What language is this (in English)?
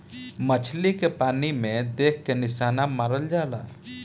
Bhojpuri